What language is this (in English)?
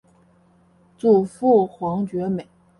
Chinese